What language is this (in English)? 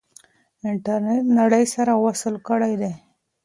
Pashto